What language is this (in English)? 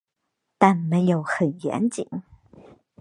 Chinese